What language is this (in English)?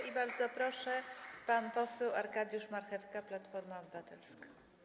Polish